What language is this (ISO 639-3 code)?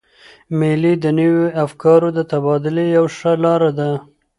pus